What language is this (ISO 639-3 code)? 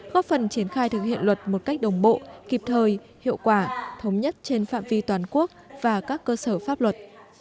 vie